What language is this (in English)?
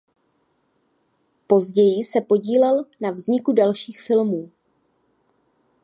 Czech